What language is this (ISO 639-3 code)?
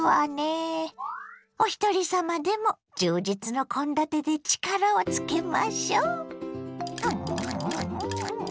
jpn